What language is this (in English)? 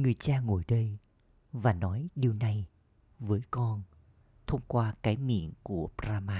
Vietnamese